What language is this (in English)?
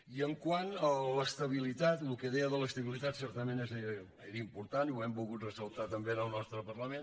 Catalan